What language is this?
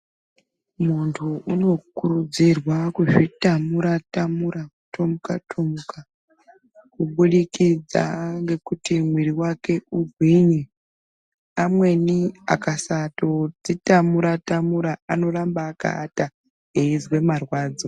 Ndau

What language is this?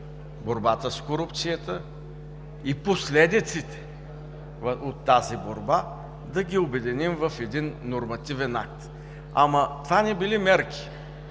Bulgarian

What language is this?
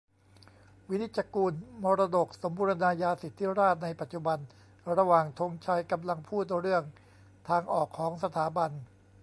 Thai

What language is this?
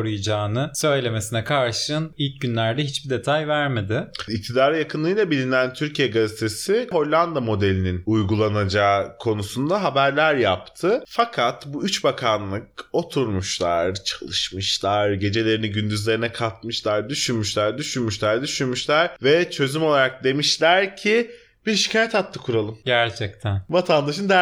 Turkish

